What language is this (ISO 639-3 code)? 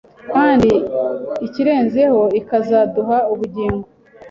kin